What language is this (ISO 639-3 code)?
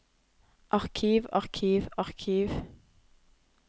nor